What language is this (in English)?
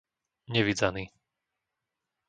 Slovak